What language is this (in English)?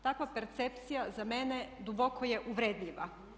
Croatian